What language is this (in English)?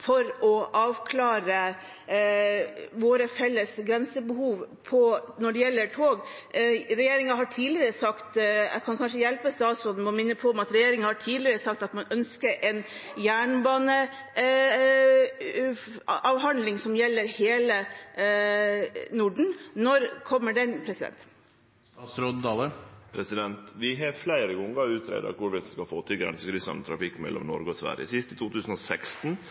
Norwegian